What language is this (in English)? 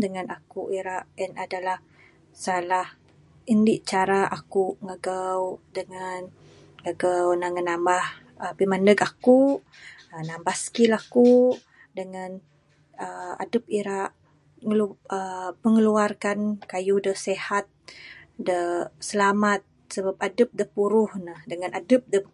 Bukar-Sadung Bidayuh